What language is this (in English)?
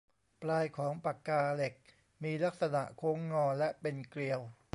Thai